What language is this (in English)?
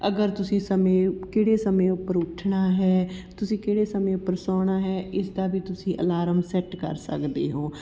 Punjabi